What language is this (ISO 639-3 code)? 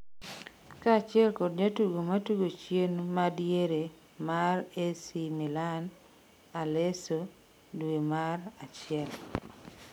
luo